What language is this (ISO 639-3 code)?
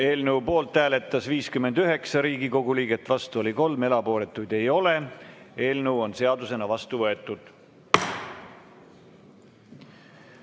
est